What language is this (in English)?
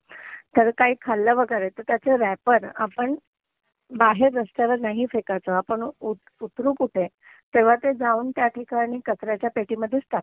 Marathi